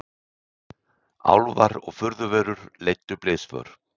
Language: Icelandic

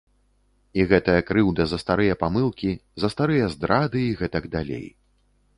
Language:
Belarusian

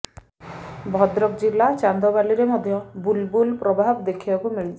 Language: Odia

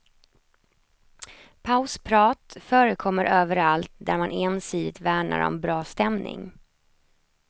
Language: Swedish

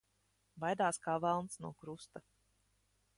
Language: Latvian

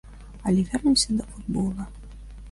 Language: Belarusian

